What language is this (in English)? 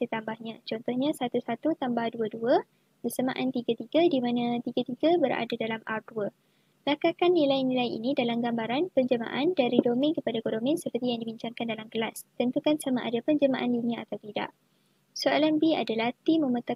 Malay